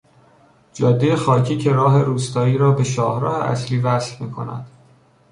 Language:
Persian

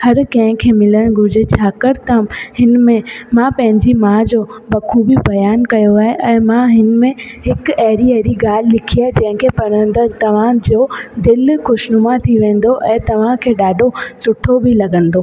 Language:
Sindhi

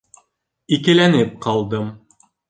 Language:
Bashkir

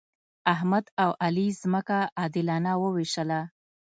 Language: Pashto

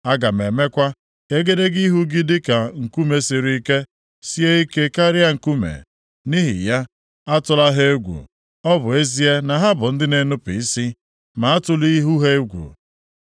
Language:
Igbo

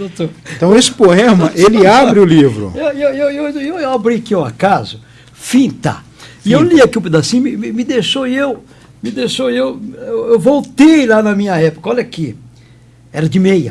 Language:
Portuguese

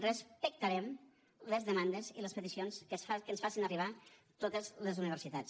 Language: Catalan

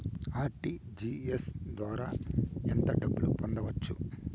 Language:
Telugu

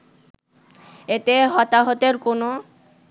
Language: Bangla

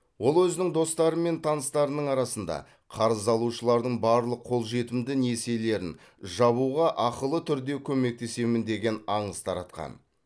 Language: Kazakh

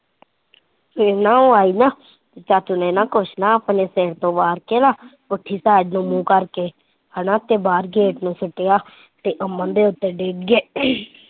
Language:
Punjabi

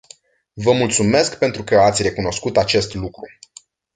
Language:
Romanian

